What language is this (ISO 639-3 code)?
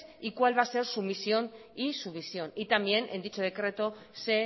spa